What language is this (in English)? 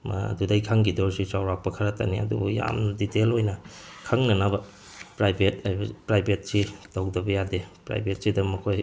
Manipuri